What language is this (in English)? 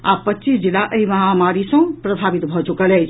Maithili